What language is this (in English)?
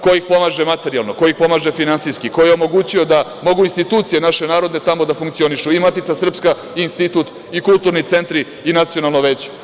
Serbian